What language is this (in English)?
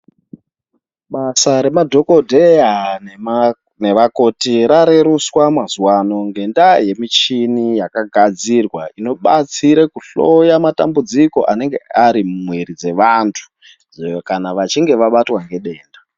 Ndau